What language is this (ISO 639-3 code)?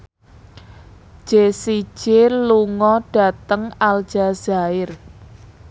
jav